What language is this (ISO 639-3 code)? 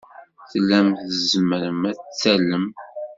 kab